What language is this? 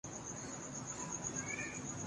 Urdu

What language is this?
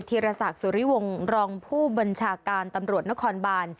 Thai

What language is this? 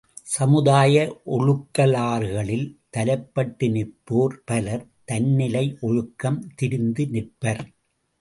Tamil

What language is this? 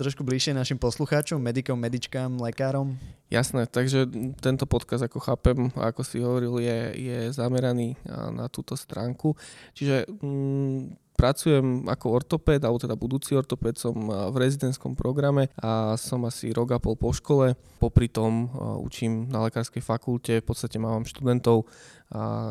Slovak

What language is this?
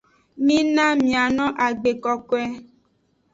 Aja (Benin)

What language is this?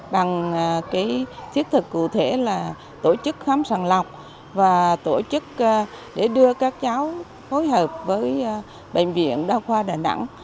Vietnamese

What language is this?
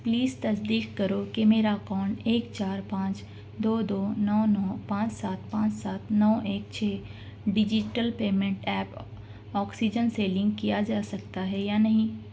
Urdu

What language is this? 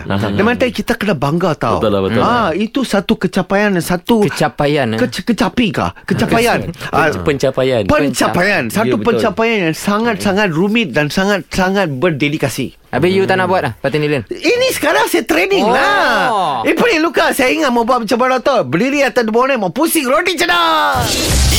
Malay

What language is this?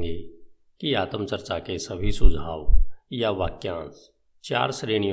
Hindi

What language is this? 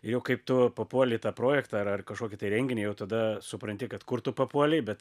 Lithuanian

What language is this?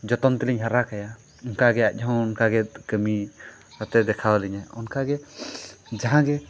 Santali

